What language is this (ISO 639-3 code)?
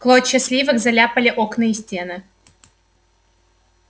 rus